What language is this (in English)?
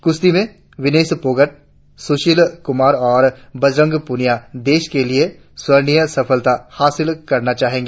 Hindi